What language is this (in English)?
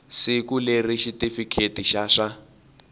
Tsonga